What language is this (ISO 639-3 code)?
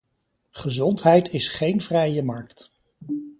nld